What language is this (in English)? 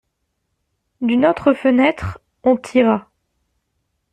French